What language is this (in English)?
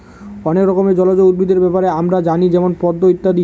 Bangla